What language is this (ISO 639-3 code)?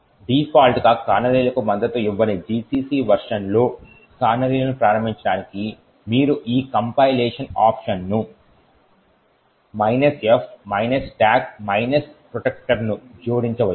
tel